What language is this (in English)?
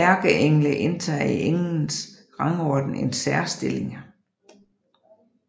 Danish